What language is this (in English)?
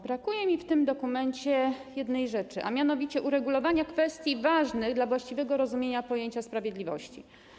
Polish